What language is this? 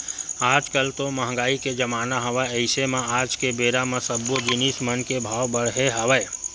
Chhattisgarhi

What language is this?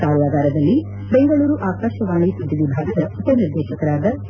Kannada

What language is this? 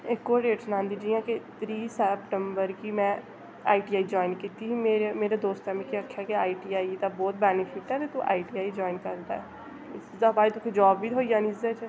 Dogri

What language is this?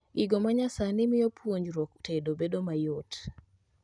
Luo (Kenya and Tanzania)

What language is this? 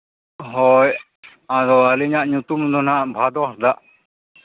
Santali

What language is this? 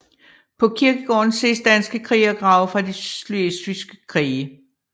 Danish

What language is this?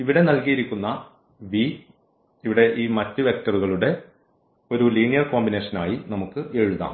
Malayalam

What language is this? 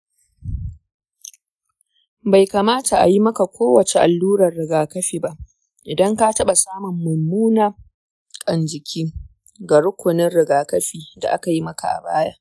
Hausa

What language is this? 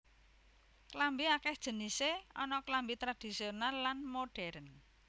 Javanese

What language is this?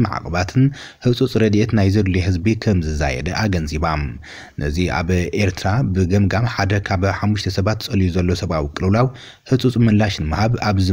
Arabic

